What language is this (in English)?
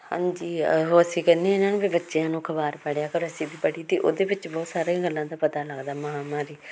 Punjabi